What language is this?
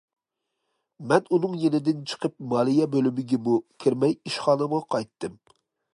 Uyghur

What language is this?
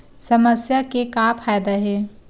Chhattisgarhi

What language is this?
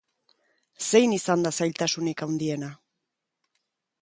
Basque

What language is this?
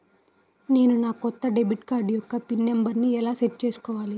Telugu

